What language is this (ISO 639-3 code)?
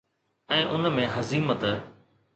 snd